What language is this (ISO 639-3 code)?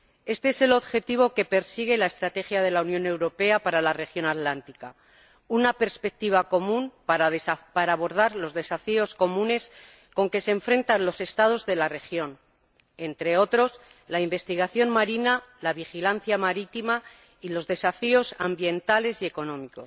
spa